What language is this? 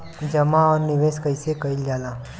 Bhojpuri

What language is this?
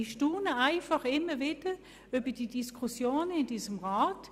Swiss German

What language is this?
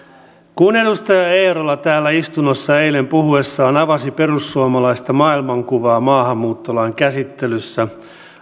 Finnish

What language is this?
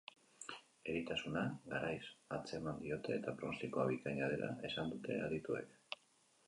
Basque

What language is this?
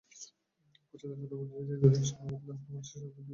Bangla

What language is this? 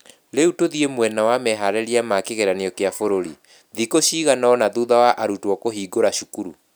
Kikuyu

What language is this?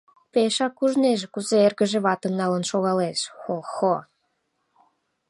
Mari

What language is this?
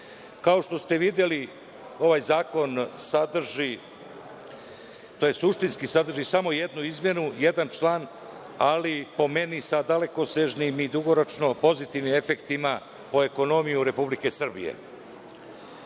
Serbian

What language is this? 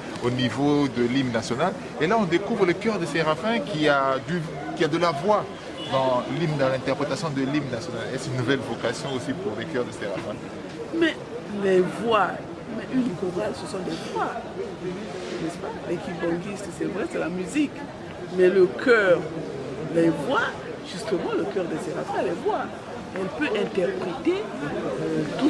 French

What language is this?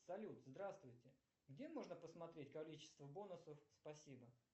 Russian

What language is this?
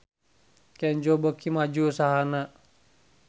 Sundanese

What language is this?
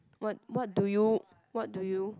English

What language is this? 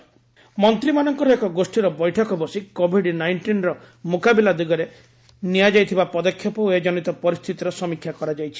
Odia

